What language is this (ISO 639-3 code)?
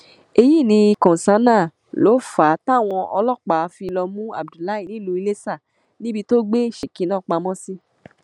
yor